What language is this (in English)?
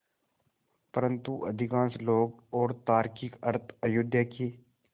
Hindi